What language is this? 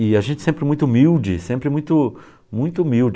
Portuguese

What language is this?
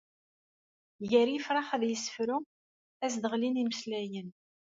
Kabyle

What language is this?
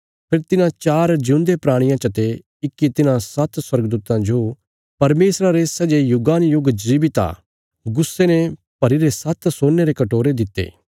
Bilaspuri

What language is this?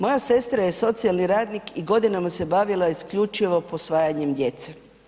Croatian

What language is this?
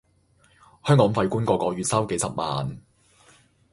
Cantonese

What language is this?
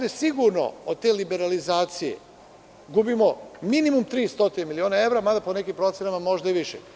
Serbian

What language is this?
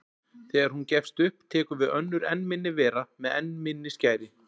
Icelandic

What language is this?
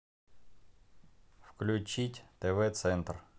Russian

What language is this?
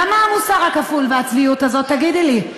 Hebrew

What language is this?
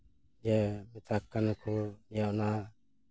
Santali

